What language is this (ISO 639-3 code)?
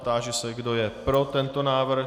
ces